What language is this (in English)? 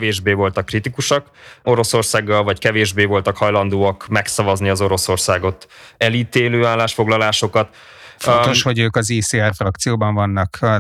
Hungarian